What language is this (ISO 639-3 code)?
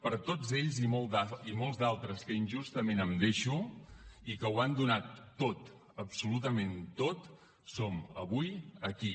cat